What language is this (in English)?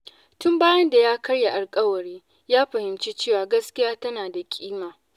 Hausa